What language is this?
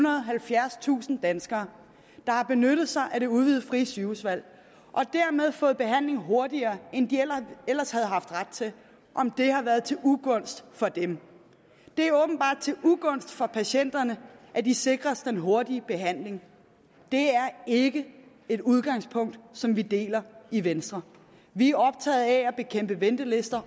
Danish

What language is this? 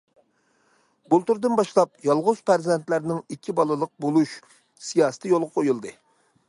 Uyghur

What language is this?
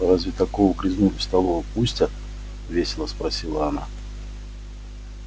Russian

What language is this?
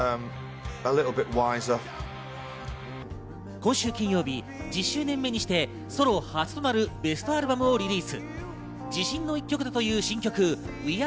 Japanese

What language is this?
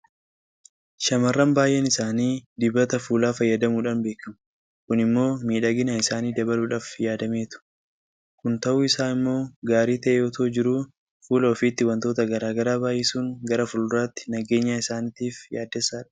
Oromo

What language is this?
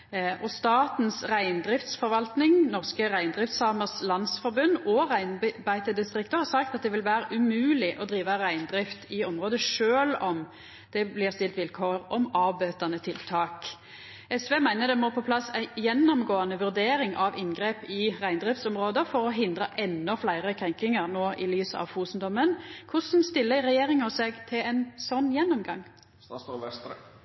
Norwegian Nynorsk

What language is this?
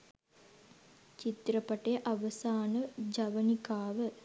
Sinhala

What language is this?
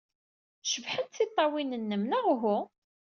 Kabyle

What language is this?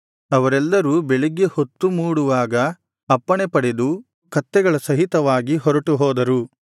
Kannada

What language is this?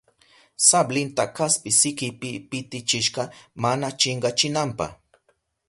Southern Pastaza Quechua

